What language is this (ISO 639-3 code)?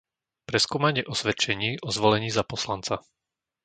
slk